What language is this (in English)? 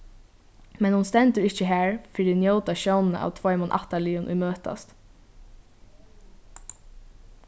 Faroese